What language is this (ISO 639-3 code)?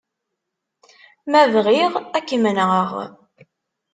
kab